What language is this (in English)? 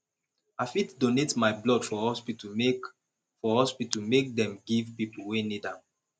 Nigerian Pidgin